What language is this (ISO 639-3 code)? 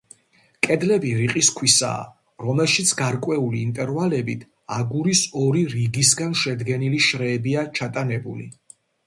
kat